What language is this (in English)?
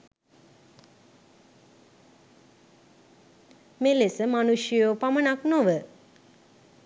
Sinhala